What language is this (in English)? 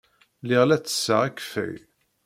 Kabyle